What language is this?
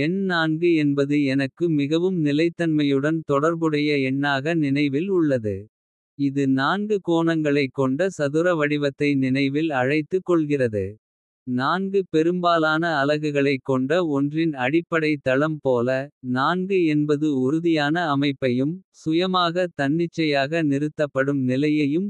Kota (India)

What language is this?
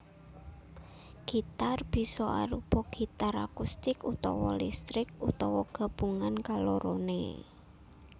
Javanese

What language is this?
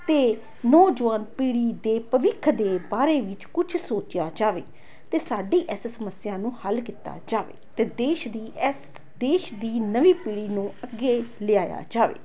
Punjabi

